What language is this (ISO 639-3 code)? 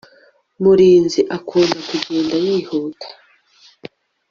kin